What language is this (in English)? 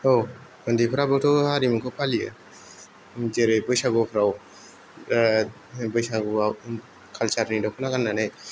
Bodo